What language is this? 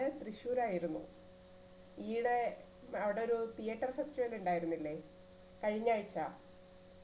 Malayalam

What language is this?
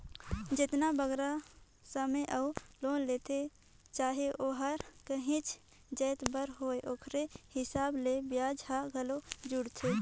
Chhattisgarhi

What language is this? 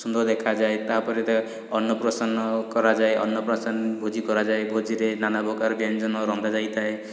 Odia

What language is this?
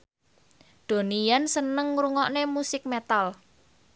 Javanese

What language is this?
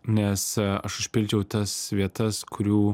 Lithuanian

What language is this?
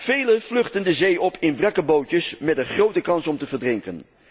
Dutch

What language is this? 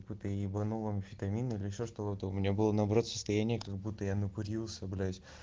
Russian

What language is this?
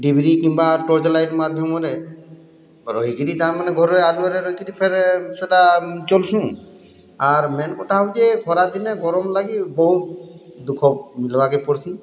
Odia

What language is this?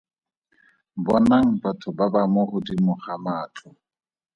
Tswana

